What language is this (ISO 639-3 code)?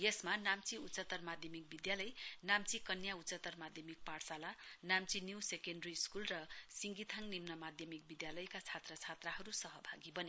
nep